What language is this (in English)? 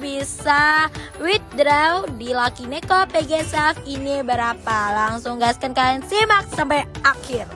Indonesian